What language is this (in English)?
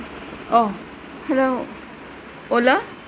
Sanskrit